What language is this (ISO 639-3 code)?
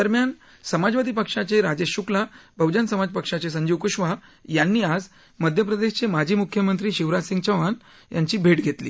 mar